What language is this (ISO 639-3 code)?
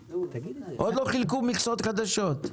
heb